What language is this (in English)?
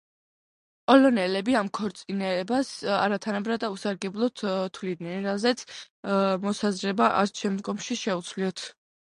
Georgian